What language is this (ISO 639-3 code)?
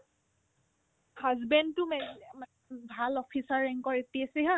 asm